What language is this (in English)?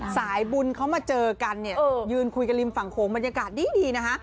Thai